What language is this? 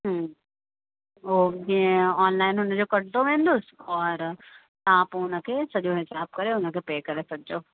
Sindhi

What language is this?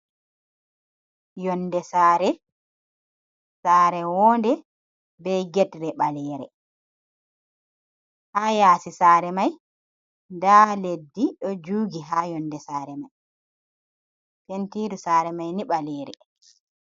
Fula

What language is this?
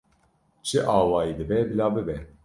Kurdish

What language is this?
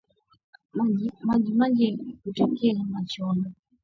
Swahili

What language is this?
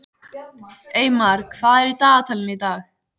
Icelandic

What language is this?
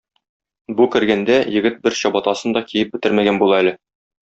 Tatar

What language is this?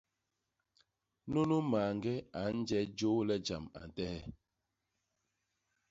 Basaa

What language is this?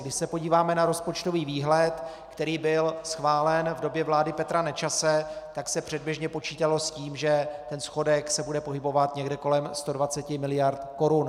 Czech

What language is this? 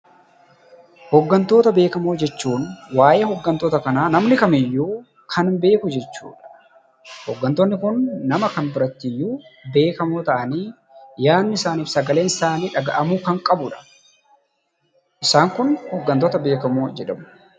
Oromo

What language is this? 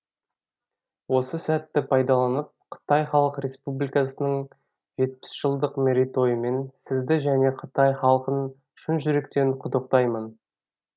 Kazakh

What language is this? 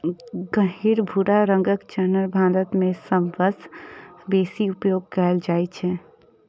Maithili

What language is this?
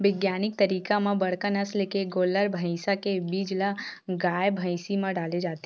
Chhattisgarhi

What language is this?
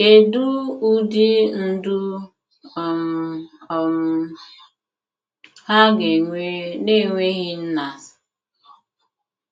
Igbo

